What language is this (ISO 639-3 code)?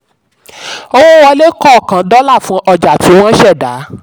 yor